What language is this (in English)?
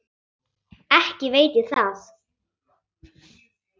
Icelandic